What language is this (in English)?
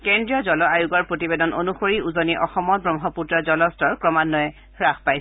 Assamese